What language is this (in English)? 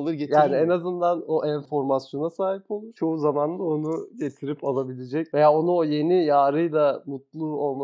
Turkish